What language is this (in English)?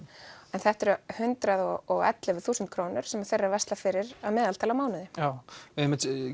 Icelandic